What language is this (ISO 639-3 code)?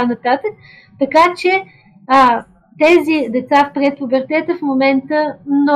bul